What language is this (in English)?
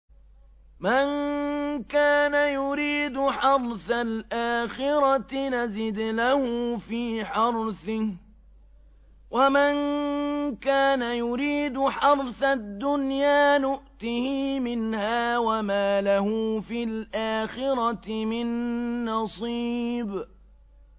Arabic